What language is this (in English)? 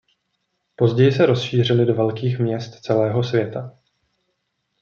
Czech